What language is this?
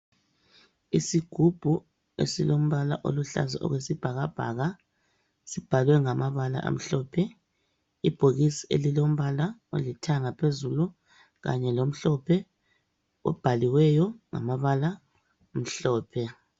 North Ndebele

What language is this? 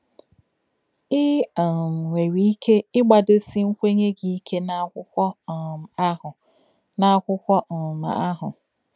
Igbo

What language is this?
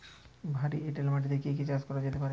Bangla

